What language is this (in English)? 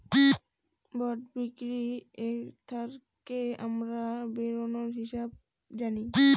Bangla